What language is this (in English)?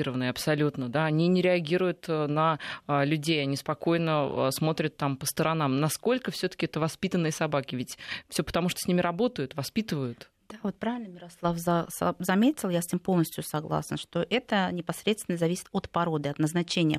Russian